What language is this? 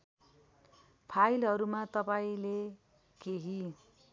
Nepali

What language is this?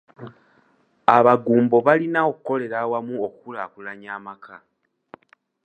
Ganda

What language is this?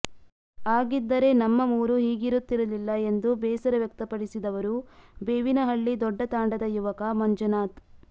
Kannada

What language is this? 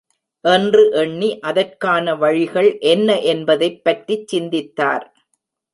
Tamil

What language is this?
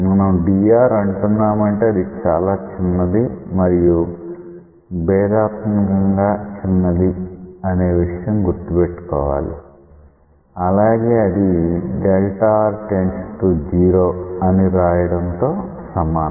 Telugu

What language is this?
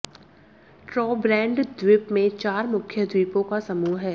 Hindi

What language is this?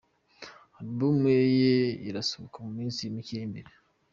Kinyarwanda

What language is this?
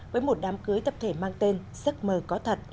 Vietnamese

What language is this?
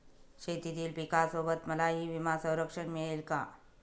Marathi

